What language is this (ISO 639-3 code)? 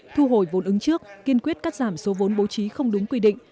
vie